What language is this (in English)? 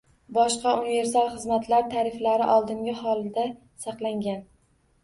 Uzbek